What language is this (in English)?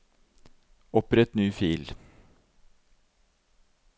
Norwegian